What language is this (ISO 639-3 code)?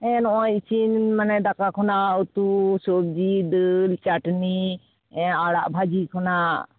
sat